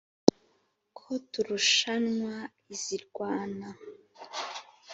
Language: Kinyarwanda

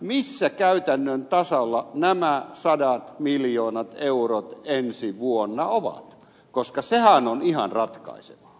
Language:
Finnish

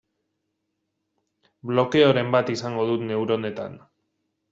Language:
Basque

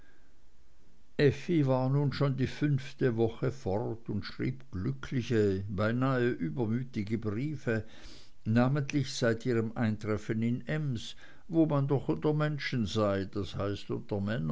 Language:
German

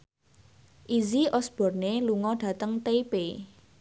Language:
Javanese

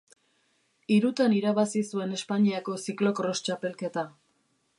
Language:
Basque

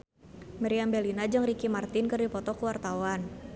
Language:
Sundanese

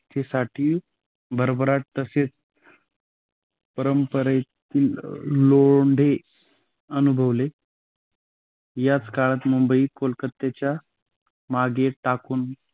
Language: Marathi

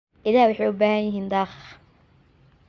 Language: Somali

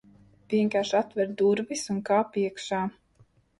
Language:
Latvian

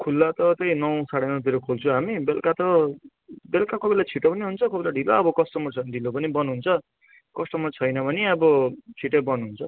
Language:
Nepali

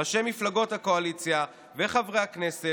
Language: Hebrew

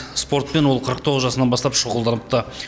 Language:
Kazakh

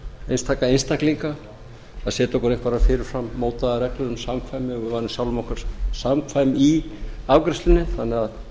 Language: Icelandic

